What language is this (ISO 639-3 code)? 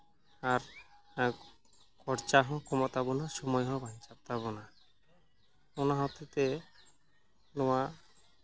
sat